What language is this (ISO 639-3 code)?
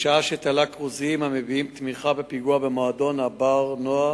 heb